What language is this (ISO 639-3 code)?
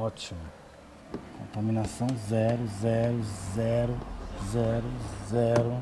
por